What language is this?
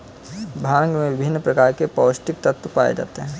Hindi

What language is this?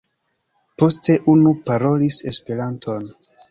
Esperanto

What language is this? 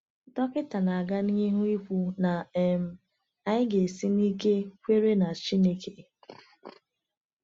Igbo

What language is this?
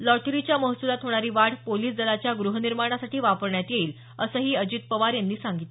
Marathi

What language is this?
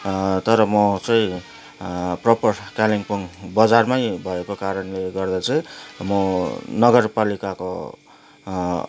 Nepali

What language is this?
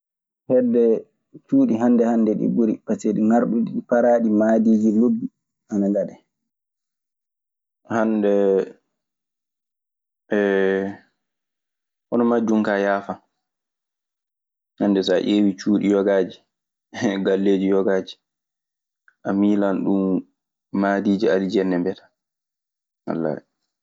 Maasina Fulfulde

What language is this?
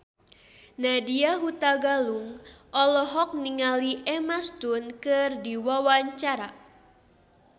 Sundanese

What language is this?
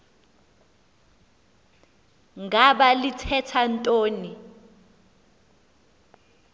Xhosa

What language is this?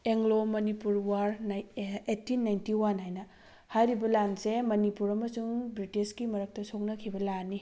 Manipuri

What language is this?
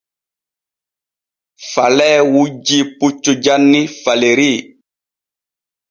Borgu Fulfulde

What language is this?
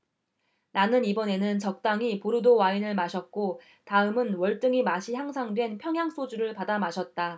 Korean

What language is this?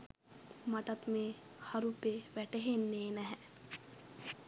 Sinhala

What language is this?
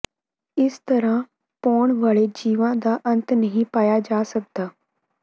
Punjabi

